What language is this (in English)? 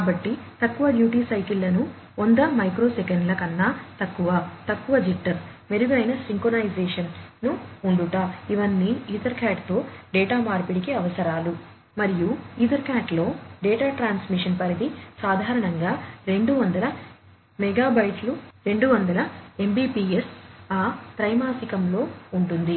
Telugu